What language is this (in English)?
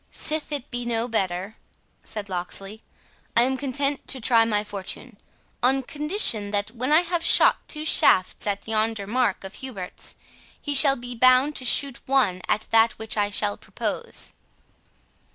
English